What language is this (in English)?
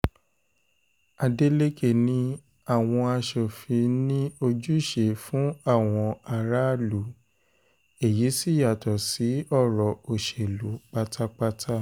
Yoruba